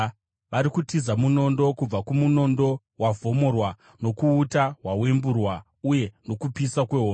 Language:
Shona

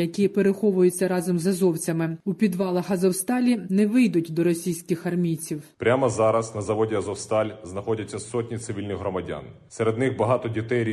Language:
Ukrainian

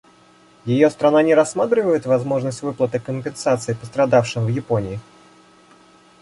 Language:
Russian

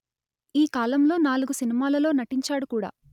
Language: Telugu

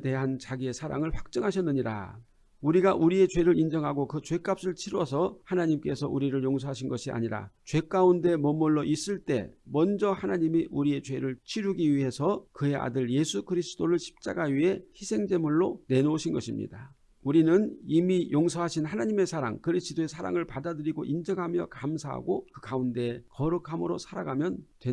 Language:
Korean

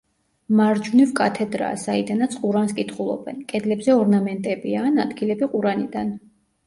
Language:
Georgian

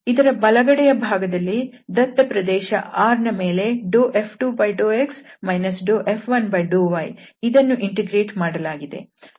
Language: Kannada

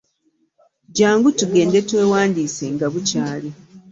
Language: Ganda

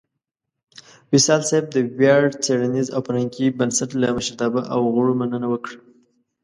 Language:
Pashto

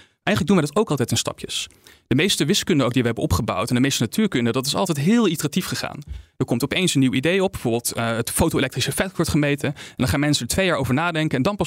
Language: Dutch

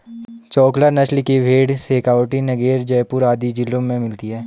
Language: Hindi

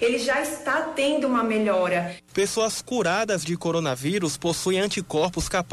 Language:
Portuguese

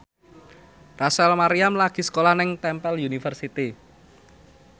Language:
Javanese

